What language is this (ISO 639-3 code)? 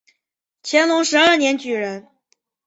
zho